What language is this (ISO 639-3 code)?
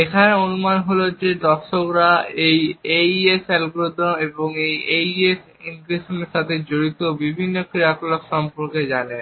ben